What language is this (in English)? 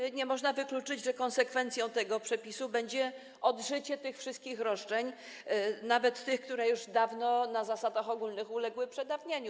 Polish